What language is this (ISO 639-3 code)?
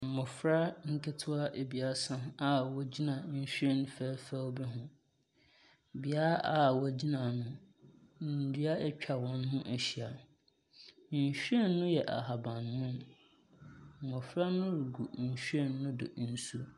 aka